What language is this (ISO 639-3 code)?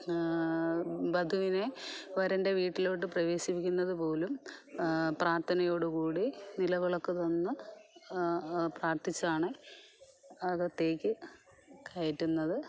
mal